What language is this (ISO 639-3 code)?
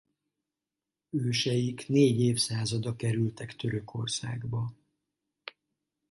hun